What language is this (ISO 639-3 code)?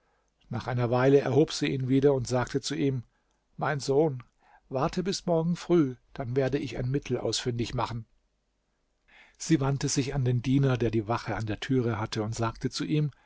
deu